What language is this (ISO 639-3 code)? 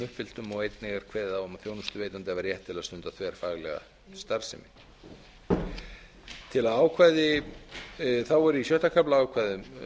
isl